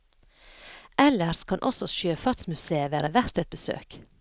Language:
Norwegian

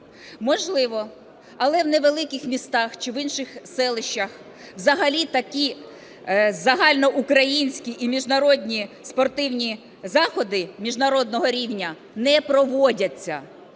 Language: Ukrainian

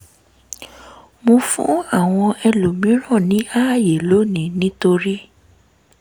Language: Yoruba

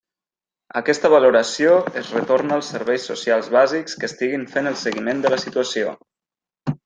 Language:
Catalan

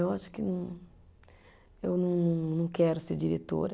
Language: Portuguese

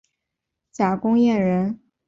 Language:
Chinese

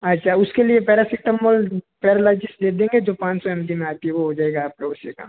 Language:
Hindi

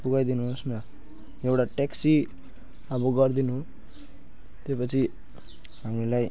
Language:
Nepali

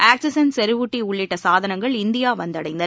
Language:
Tamil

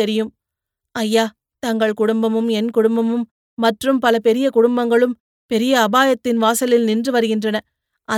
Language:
Tamil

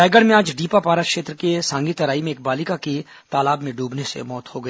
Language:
Hindi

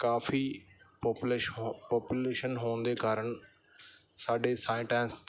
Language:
Punjabi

